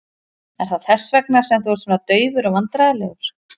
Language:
Icelandic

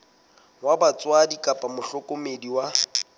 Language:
Southern Sotho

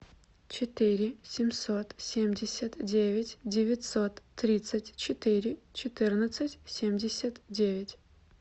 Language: Russian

